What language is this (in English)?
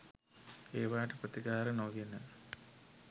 Sinhala